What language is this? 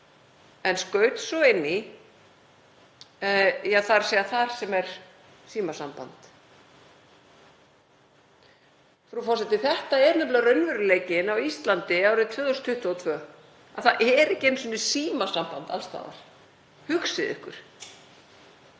Icelandic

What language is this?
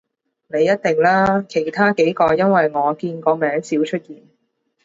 Cantonese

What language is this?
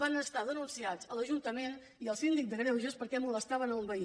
Catalan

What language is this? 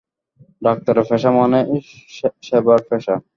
Bangla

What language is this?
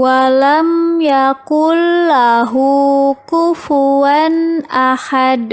Indonesian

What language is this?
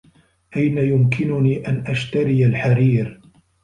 Arabic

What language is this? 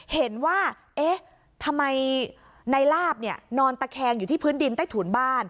Thai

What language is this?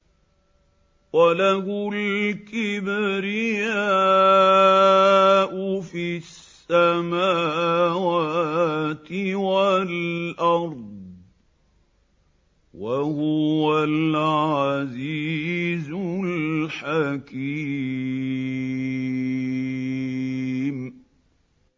Arabic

